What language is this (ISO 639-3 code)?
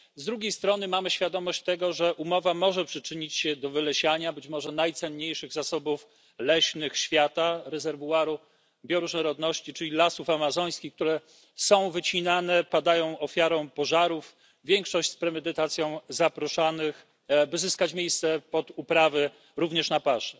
pol